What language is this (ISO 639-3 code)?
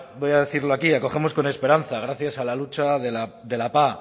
spa